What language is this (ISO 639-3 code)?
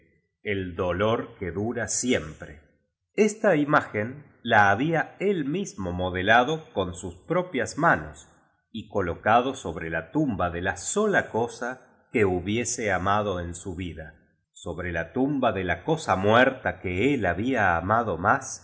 spa